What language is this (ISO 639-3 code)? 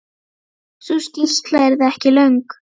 isl